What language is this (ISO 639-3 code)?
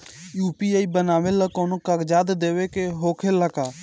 bho